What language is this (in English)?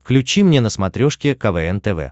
Russian